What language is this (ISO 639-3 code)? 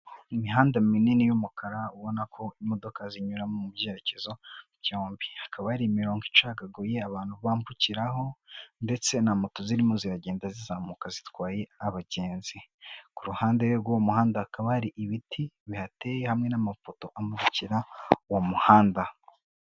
kin